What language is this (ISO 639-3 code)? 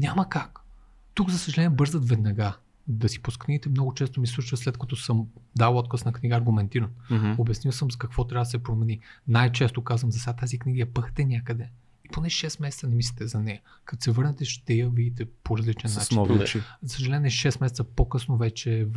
bul